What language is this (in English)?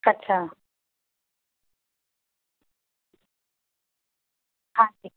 Punjabi